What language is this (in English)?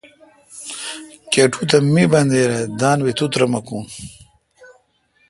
Kalkoti